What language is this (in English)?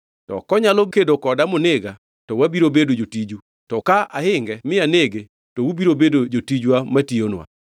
Luo (Kenya and Tanzania)